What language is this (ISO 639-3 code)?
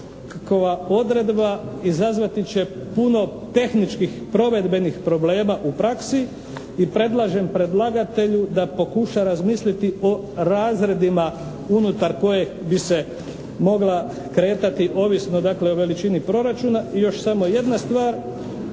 hrv